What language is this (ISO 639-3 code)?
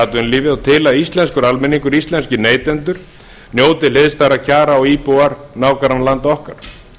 isl